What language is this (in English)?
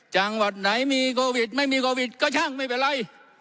Thai